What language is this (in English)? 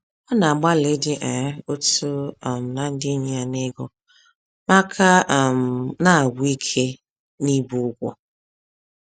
Igbo